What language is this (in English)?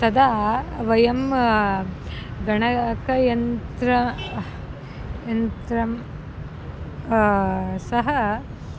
Sanskrit